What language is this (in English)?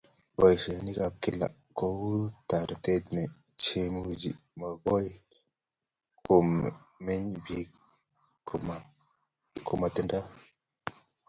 Kalenjin